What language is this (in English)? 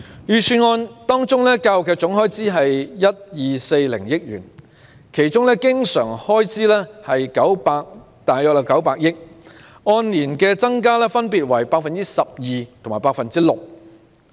Cantonese